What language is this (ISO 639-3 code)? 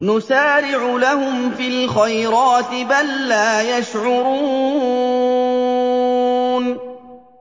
ara